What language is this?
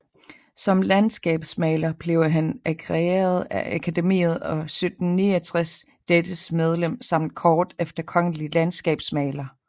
Danish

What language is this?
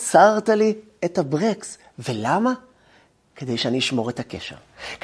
Hebrew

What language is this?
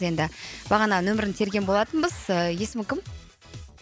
Kazakh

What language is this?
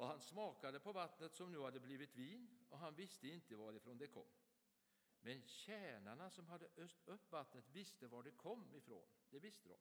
Swedish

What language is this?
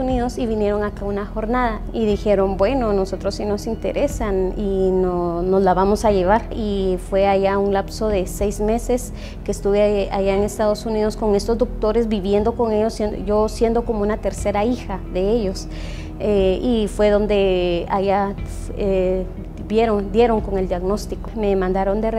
Spanish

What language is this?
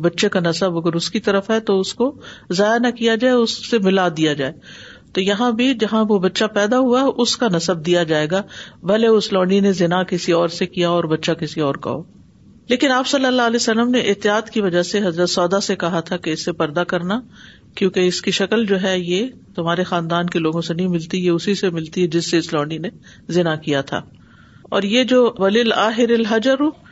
Urdu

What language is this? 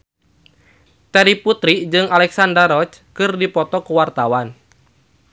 Sundanese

